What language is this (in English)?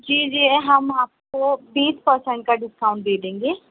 Urdu